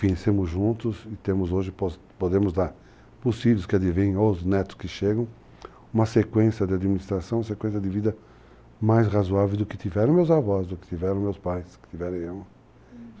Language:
Portuguese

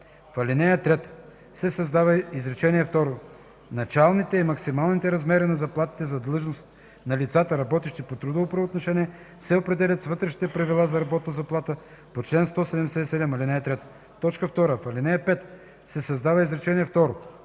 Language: Bulgarian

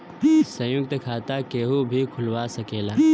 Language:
Bhojpuri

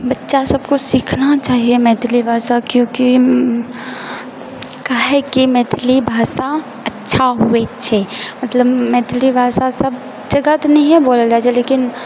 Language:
Maithili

